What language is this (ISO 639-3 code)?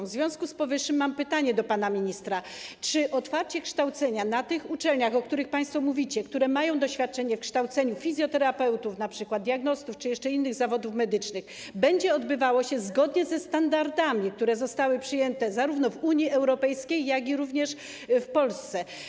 pol